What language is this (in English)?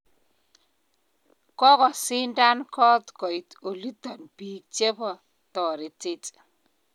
Kalenjin